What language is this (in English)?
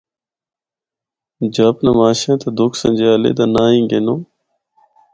Northern Hindko